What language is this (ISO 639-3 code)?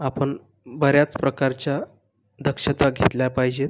mar